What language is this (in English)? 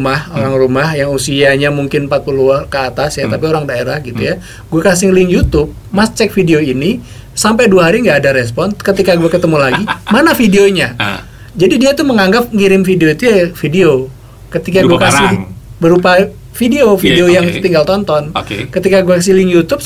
Indonesian